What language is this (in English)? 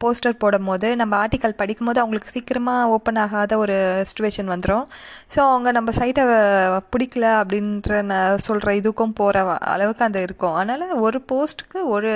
Tamil